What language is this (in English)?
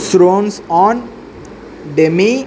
Telugu